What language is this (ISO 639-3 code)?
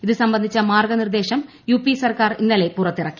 mal